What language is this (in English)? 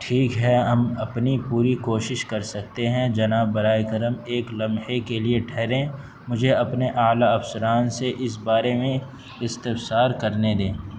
Urdu